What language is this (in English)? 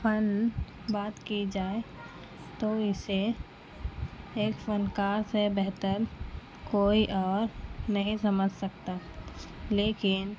Urdu